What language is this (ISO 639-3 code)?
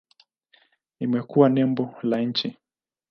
swa